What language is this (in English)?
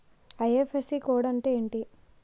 Telugu